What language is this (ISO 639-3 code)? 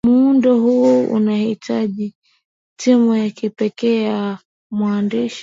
swa